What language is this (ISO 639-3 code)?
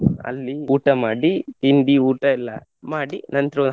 kan